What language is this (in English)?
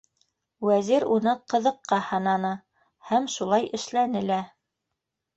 Bashkir